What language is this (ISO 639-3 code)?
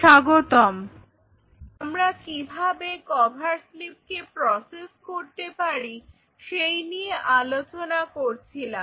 ben